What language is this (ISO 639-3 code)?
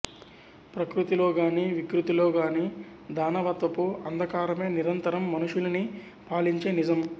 tel